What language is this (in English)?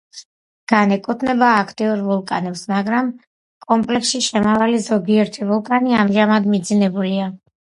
Georgian